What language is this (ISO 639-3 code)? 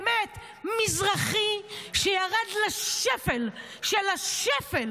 heb